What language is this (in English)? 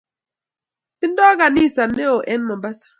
Kalenjin